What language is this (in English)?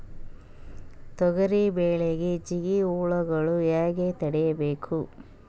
Kannada